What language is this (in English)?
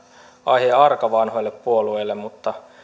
Finnish